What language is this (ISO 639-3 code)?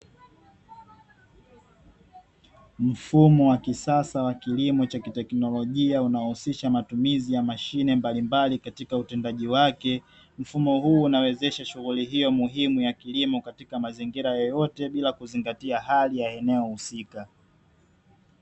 swa